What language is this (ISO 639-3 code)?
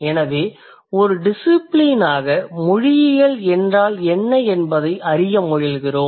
tam